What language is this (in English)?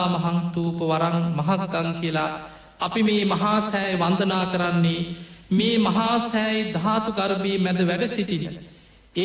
Indonesian